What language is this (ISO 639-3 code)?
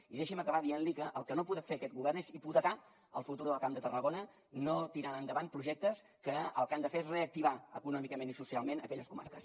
cat